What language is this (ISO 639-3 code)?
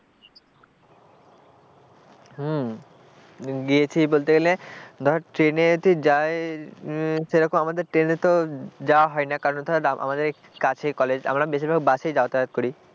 ben